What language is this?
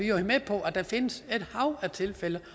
Danish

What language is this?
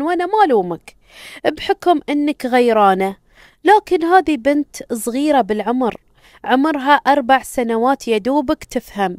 Arabic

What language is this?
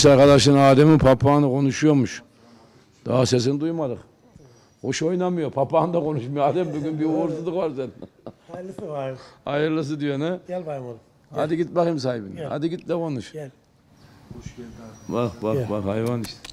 Turkish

